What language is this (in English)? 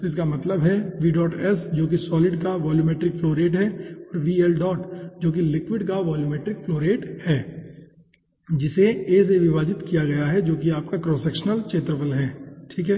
Hindi